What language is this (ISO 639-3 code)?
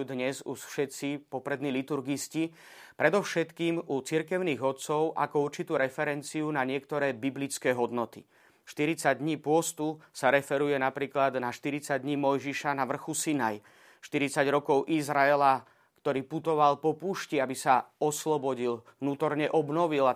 slk